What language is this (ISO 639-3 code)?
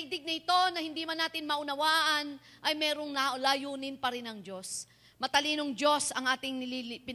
fil